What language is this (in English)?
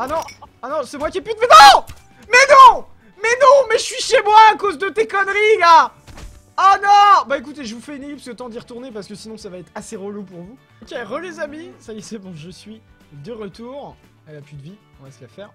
French